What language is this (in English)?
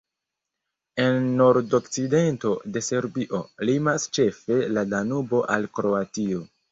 Esperanto